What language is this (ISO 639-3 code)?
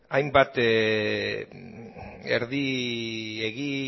eus